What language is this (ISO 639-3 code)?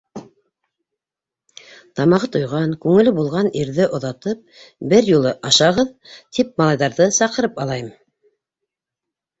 bak